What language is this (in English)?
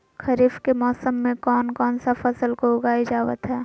Magahi